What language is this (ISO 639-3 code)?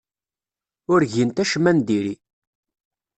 kab